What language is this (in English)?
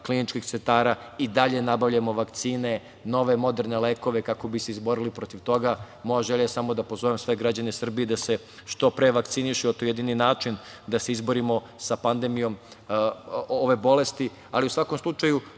Serbian